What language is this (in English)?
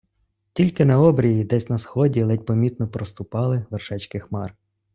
Ukrainian